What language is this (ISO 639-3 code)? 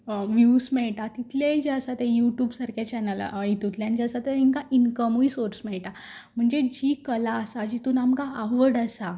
kok